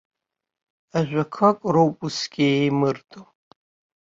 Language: Abkhazian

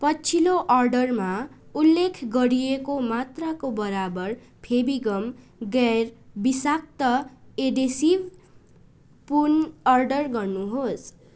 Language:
Nepali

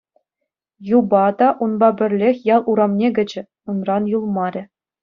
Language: Chuvash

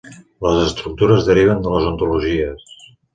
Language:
Catalan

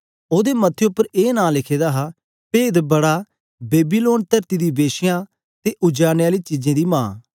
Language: Dogri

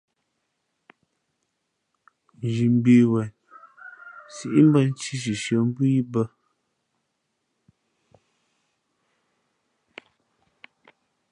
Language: Fe'fe'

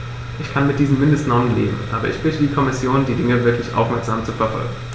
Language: German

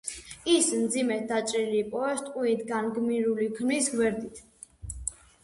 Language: Georgian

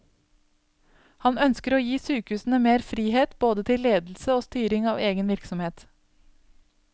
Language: Norwegian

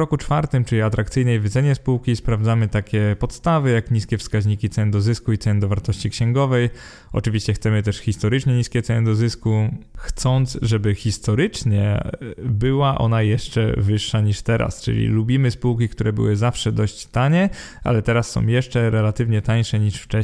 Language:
Polish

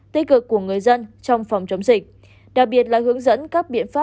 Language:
Vietnamese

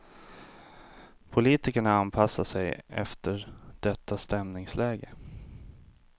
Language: Swedish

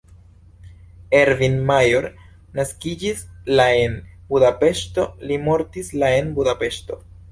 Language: Esperanto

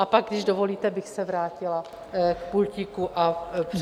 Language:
Czech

